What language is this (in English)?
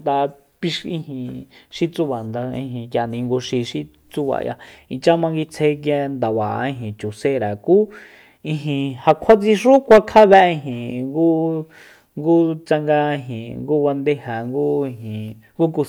Soyaltepec Mazatec